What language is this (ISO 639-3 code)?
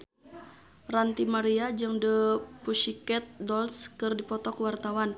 sun